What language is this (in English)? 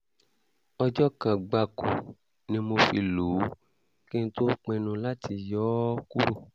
Yoruba